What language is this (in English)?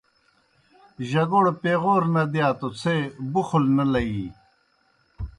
Kohistani Shina